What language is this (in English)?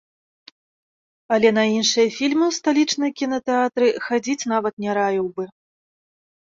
Belarusian